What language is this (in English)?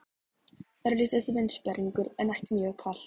Icelandic